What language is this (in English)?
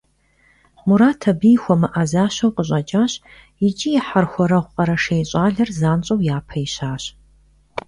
Kabardian